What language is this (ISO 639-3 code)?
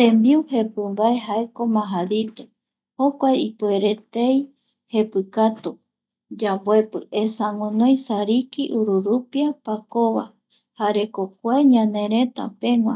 gui